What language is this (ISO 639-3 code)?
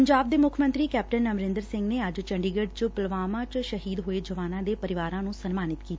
pan